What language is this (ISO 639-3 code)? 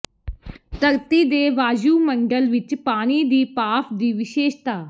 pan